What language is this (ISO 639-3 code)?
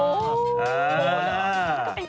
tha